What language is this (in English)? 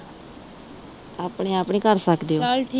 Punjabi